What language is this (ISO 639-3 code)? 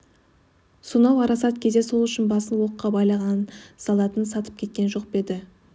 kaz